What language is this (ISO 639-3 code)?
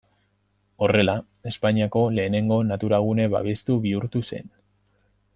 eus